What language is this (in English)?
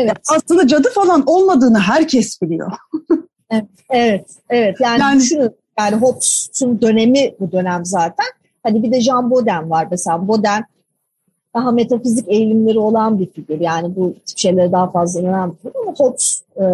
Turkish